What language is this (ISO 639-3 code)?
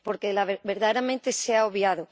spa